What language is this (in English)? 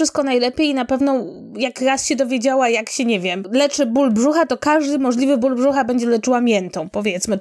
Polish